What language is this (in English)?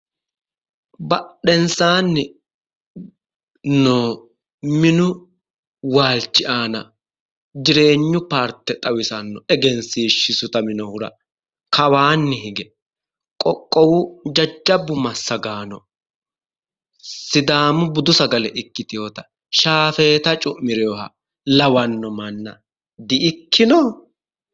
Sidamo